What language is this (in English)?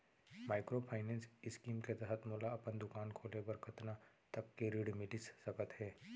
Chhattisgarhi